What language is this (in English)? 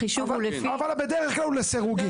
Hebrew